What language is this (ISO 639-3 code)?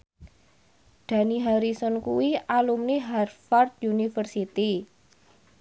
jav